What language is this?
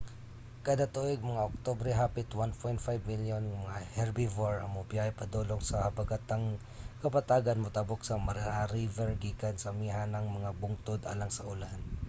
Cebuano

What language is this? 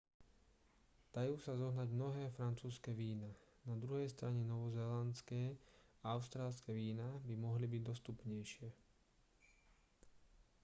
Slovak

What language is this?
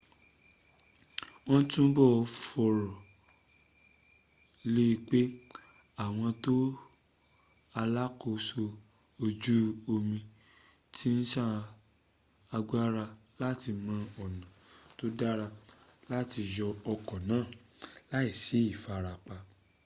Yoruba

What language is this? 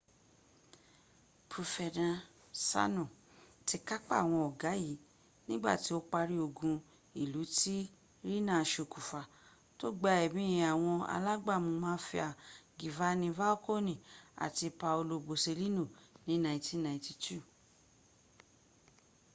Yoruba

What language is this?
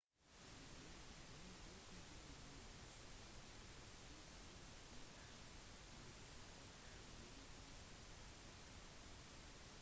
Norwegian Bokmål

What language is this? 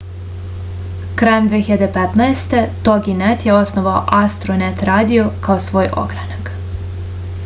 Serbian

